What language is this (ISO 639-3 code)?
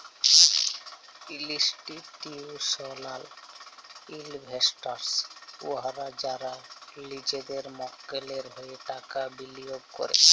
ben